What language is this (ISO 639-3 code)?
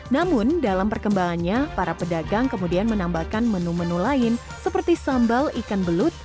ind